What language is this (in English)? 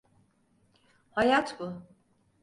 Turkish